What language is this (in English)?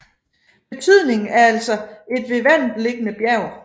Danish